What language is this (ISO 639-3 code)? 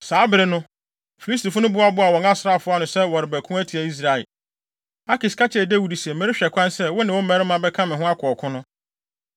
aka